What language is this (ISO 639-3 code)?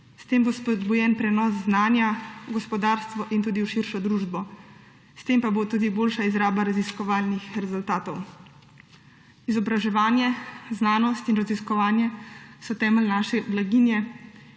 slv